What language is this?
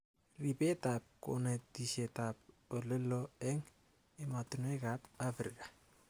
Kalenjin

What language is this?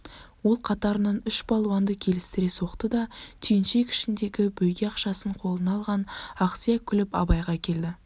Kazakh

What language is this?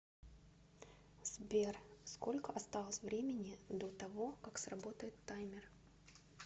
Russian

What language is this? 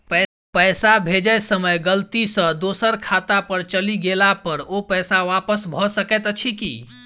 Maithili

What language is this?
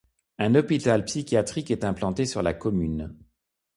French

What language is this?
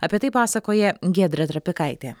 Lithuanian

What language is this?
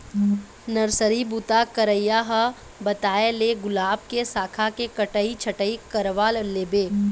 Chhattisgarhi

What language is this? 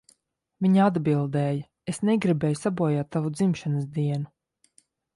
Latvian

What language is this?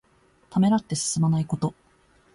Japanese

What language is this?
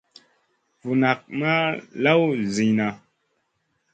Masana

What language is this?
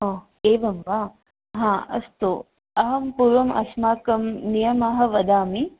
Sanskrit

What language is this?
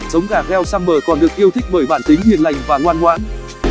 Vietnamese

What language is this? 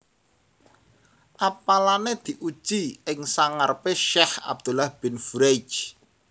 Javanese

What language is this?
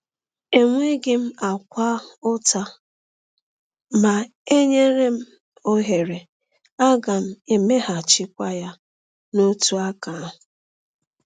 Igbo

